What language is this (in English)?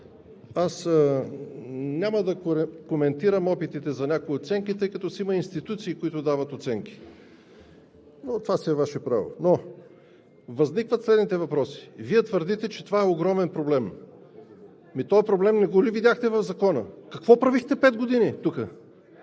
Bulgarian